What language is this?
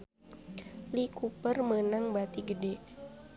Sundanese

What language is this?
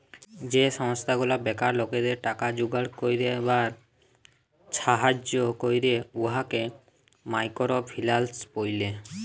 Bangla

